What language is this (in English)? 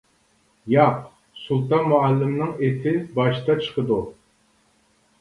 Uyghur